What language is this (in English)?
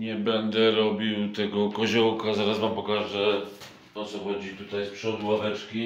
Polish